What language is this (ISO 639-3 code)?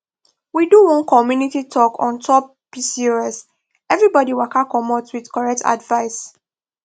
pcm